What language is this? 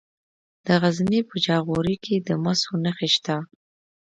Pashto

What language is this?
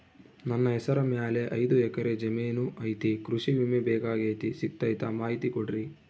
Kannada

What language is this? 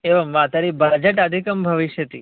Sanskrit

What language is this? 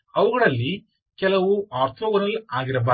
Kannada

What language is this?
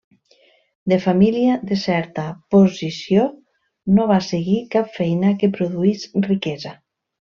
Catalan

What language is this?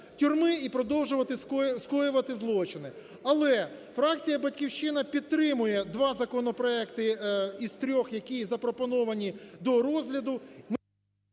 Ukrainian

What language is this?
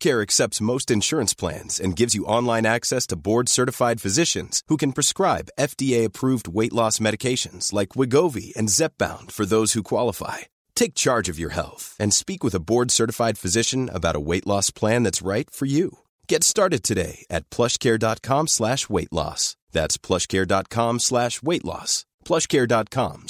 Swedish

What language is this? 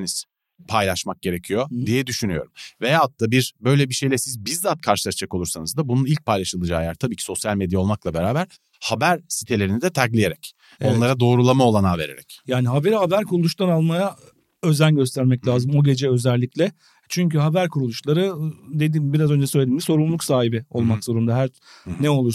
Turkish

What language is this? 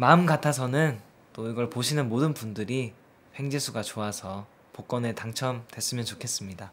Korean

